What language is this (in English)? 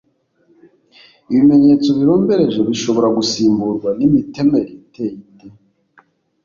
Kinyarwanda